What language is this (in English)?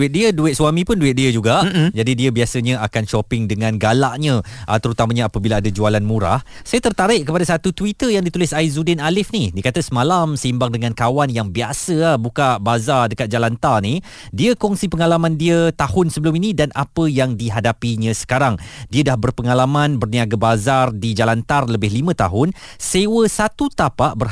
Malay